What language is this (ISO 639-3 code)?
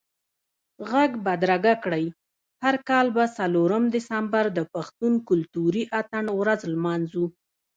pus